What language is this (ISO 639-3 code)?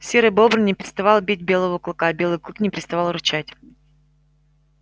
rus